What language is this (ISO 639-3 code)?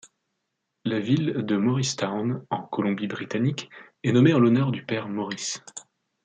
fra